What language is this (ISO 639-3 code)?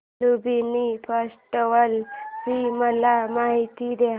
mar